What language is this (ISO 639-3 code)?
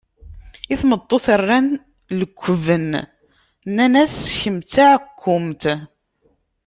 kab